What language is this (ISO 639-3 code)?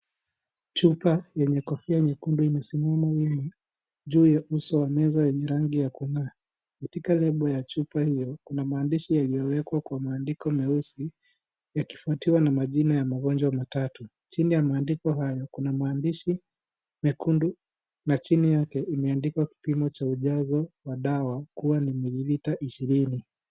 swa